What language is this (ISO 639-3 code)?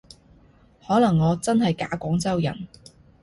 yue